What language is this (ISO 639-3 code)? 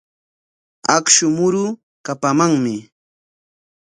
qwa